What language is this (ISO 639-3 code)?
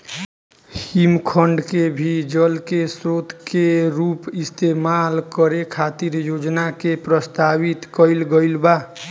bho